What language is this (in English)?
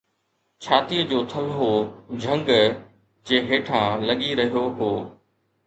Sindhi